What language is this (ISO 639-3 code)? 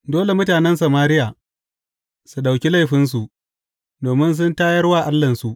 hau